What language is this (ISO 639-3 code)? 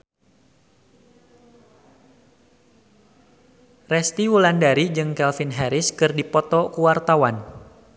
sun